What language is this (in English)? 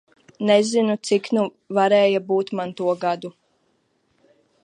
Latvian